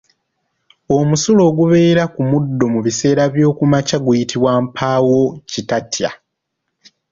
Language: Ganda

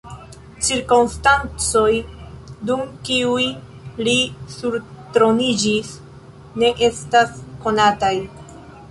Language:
Esperanto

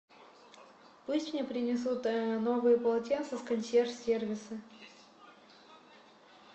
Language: Russian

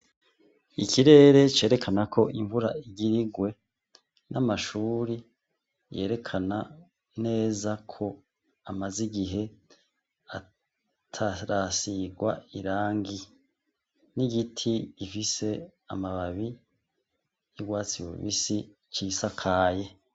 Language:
Rundi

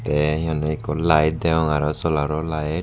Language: Chakma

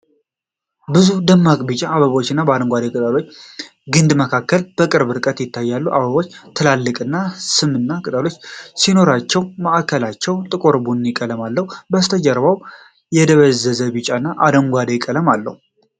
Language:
Amharic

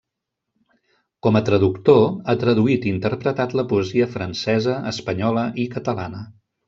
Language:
Catalan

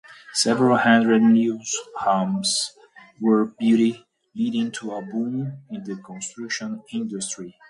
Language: English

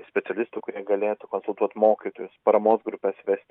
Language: Lithuanian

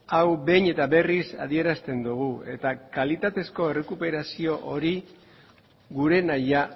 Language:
Basque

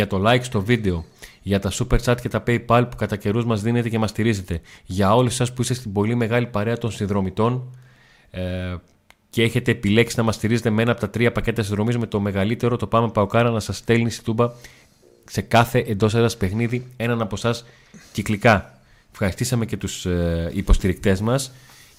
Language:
Greek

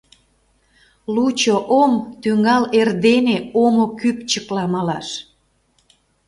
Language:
Mari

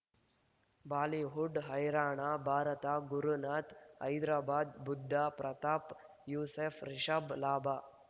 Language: Kannada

